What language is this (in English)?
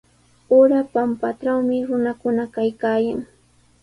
Sihuas Ancash Quechua